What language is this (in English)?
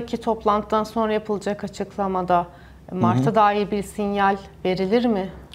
Turkish